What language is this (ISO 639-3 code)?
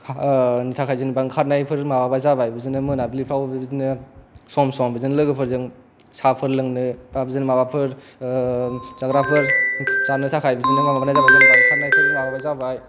brx